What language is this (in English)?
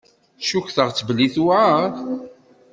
Kabyle